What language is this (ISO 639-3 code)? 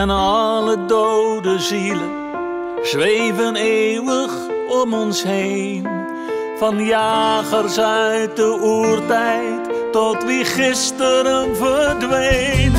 nld